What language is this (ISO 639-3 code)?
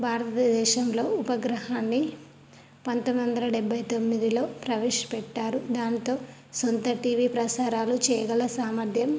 tel